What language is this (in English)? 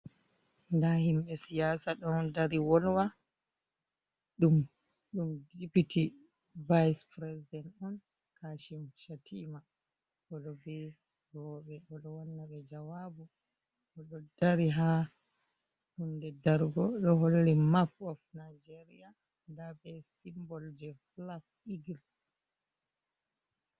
Fula